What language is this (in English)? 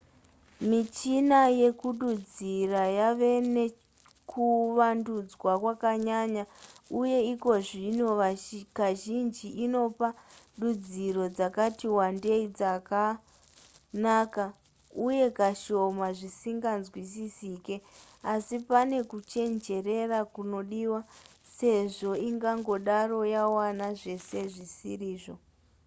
Shona